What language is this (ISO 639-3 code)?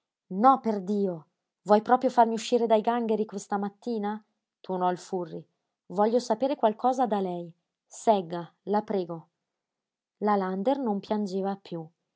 ita